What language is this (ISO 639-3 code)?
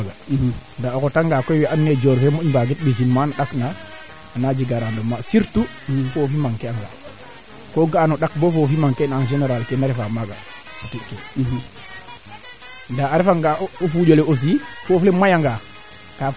srr